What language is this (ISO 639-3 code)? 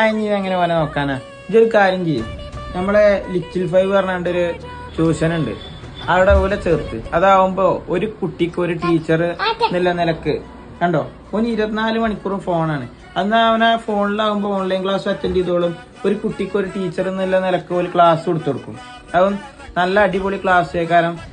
mal